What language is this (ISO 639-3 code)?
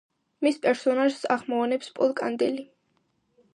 kat